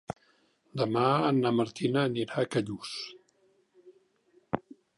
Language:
Catalan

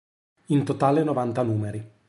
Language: Italian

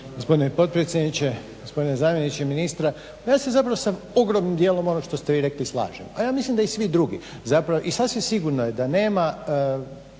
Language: Croatian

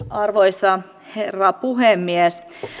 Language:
Finnish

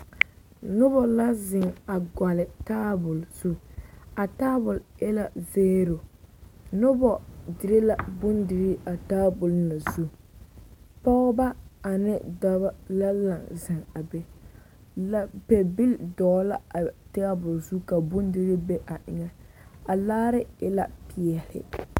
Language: Southern Dagaare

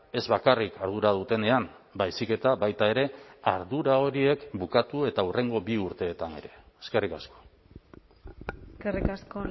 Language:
Basque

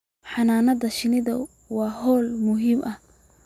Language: Somali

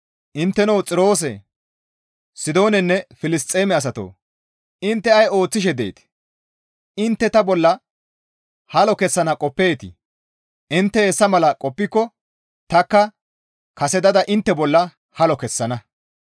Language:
Gamo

